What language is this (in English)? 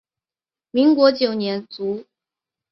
Chinese